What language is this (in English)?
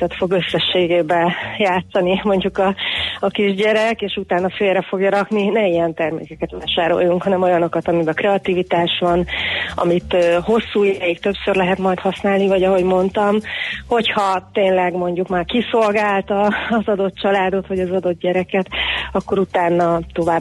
Hungarian